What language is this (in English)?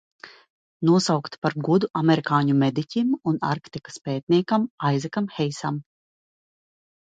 Latvian